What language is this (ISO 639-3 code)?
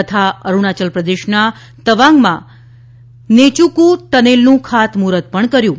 guj